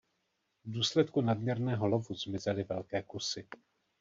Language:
Czech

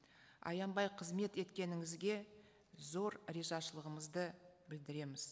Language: Kazakh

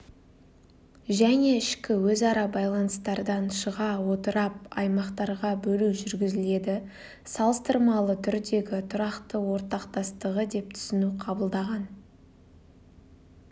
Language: Kazakh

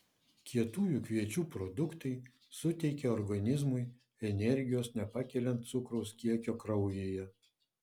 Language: Lithuanian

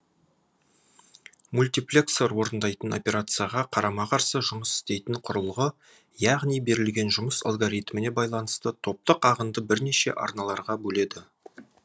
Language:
Kazakh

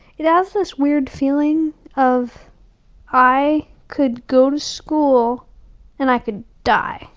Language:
English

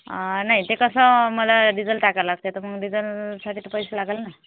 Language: Marathi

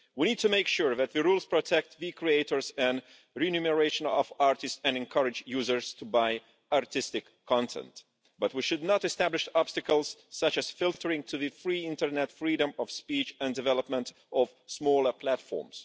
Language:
English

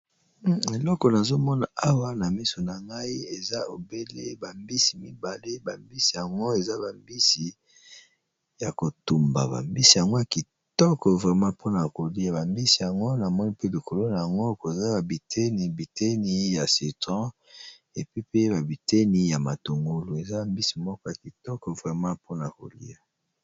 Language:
Lingala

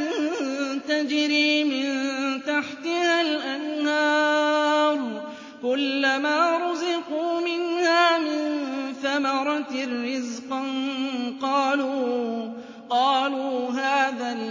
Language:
Arabic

